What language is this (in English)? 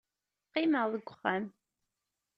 Kabyle